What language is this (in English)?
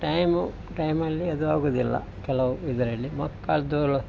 Kannada